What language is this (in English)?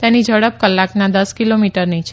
Gujarati